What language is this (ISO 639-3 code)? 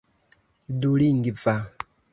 epo